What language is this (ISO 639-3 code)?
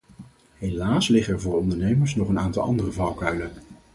nld